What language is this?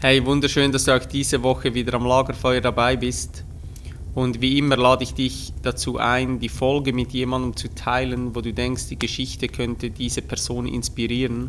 German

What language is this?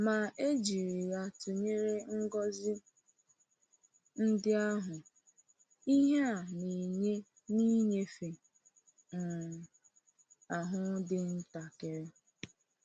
Igbo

